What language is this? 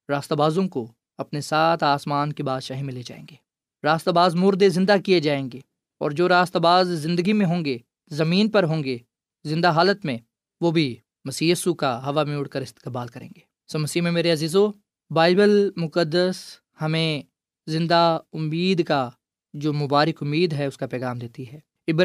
Urdu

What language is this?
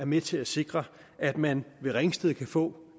Danish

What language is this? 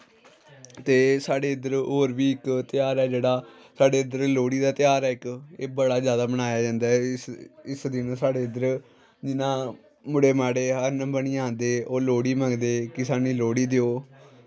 Dogri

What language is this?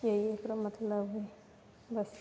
Maithili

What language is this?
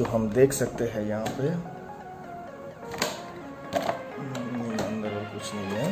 Hindi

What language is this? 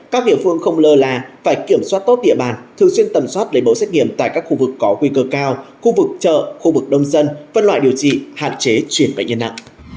Vietnamese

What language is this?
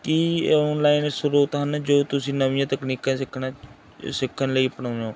Punjabi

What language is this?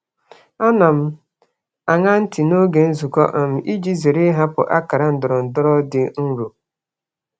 Igbo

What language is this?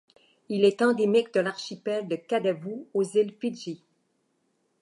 French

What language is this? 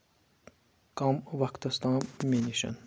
Kashmiri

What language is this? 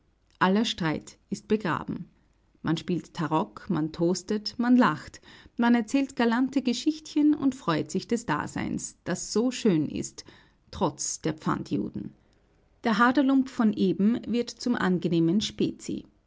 German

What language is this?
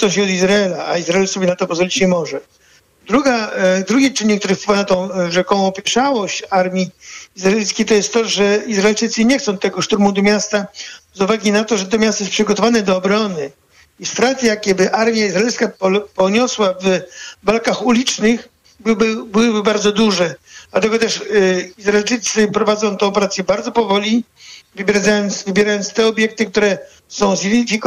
Polish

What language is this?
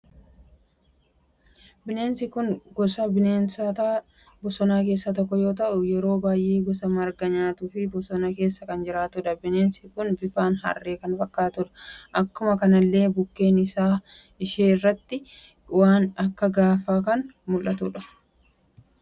Oromo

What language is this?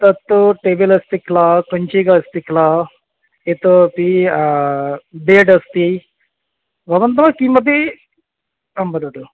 Sanskrit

